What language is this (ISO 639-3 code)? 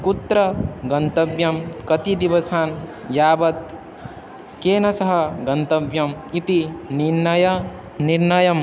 san